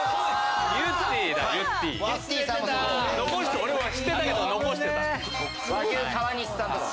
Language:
Japanese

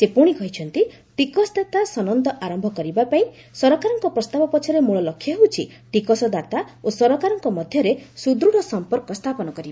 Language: Odia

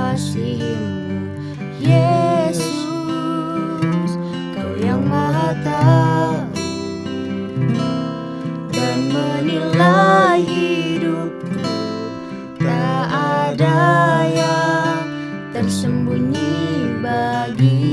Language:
Indonesian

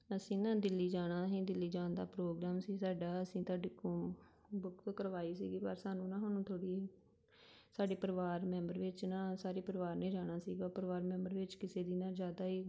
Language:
Punjabi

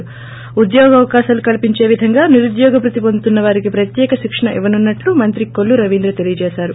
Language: Telugu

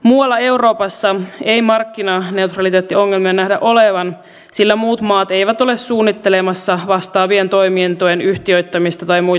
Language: Finnish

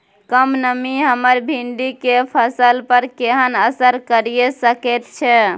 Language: Maithili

